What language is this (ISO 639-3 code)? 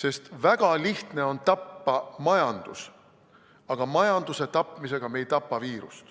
est